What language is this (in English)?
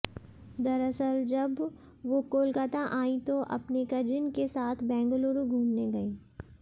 Hindi